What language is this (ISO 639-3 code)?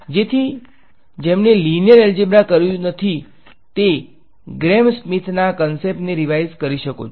guj